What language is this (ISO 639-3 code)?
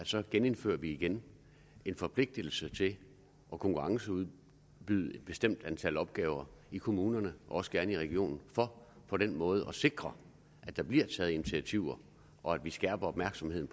dan